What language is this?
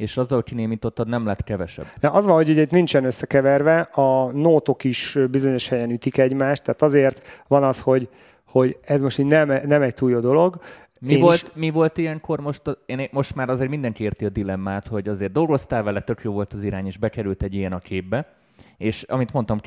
Hungarian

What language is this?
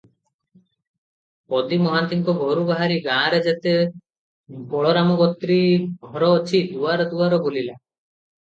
Odia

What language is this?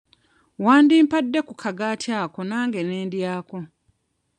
Ganda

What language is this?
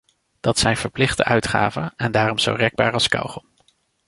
Dutch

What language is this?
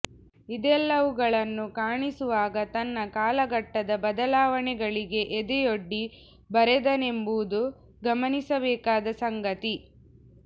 Kannada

